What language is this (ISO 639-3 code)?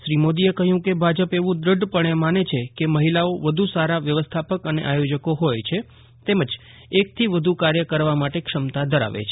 guj